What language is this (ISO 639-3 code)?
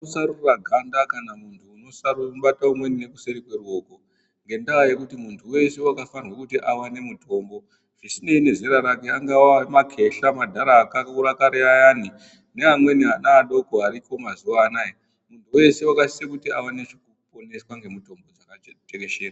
ndc